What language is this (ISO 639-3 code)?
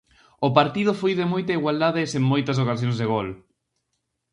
glg